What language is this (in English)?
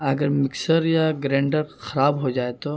Urdu